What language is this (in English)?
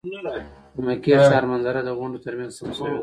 Pashto